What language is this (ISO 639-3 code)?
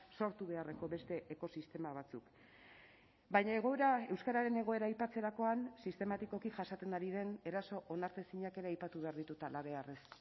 eus